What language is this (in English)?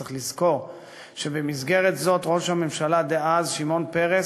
Hebrew